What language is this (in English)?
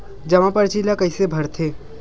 Chhattisgarhi